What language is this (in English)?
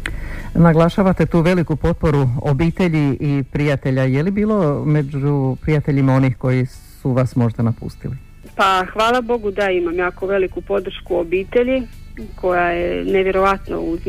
Croatian